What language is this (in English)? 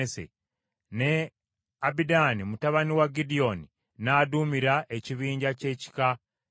Ganda